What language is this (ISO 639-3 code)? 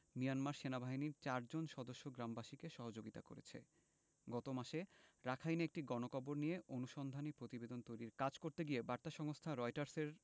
ben